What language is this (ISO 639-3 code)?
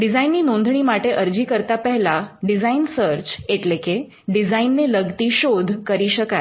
guj